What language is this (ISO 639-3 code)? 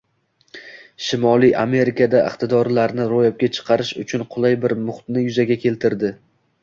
uzb